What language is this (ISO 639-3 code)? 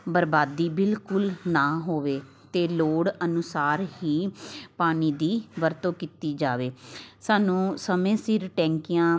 pan